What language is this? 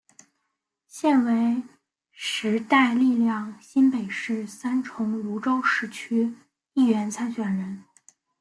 Chinese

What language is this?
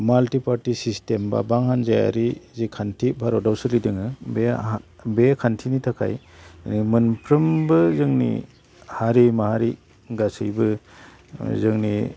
Bodo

